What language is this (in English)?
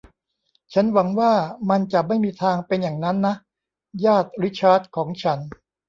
Thai